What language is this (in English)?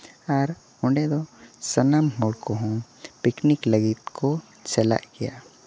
Santali